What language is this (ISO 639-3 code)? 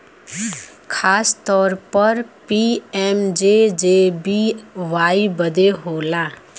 bho